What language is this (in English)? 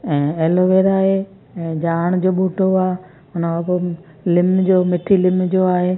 Sindhi